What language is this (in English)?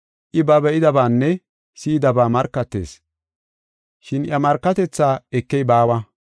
Gofa